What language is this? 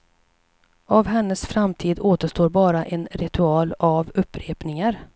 Swedish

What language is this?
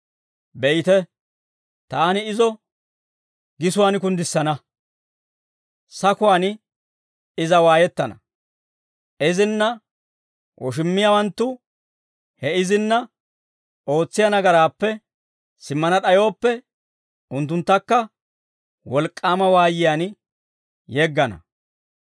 Dawro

